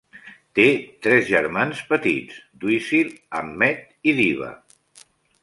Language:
Catalan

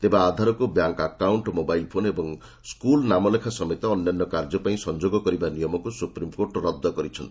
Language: Odia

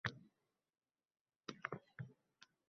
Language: Uzbek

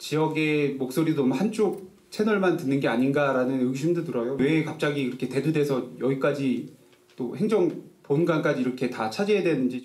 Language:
Korean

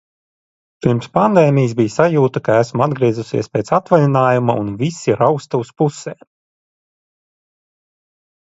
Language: Latvian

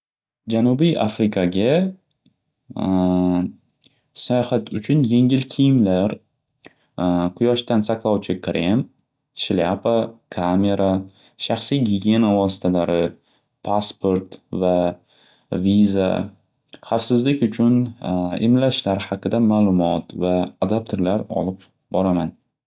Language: Uzbek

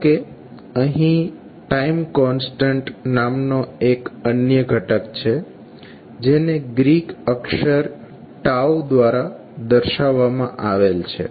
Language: Gujarati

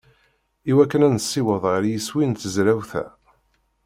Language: Kabyle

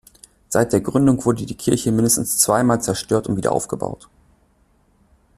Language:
German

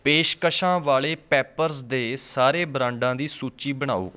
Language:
Punjabi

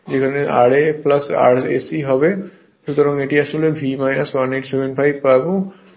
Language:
Bangla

